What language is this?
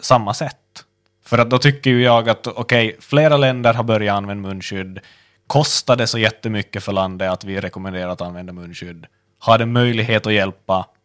Swedish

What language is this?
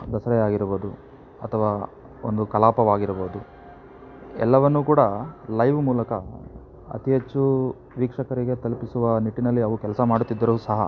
Kannada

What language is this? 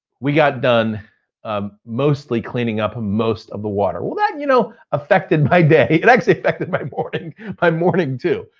English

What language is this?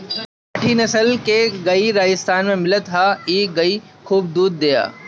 Bhojpuri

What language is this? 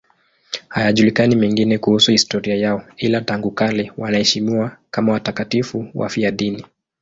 Swahili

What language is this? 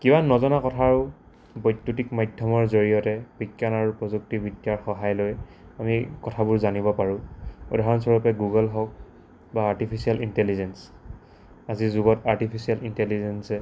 Assamese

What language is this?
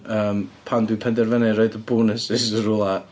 Welsh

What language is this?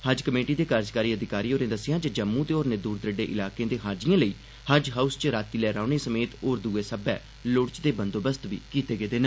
Dogri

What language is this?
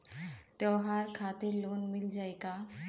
Bhojpuri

